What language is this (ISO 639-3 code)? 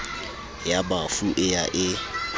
sot